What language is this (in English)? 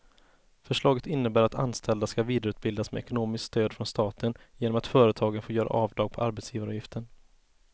Swedish